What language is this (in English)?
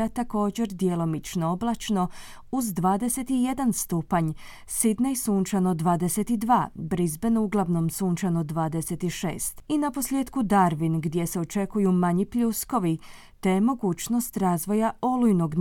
Croatian